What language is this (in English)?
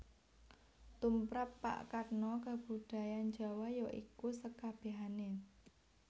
Javanese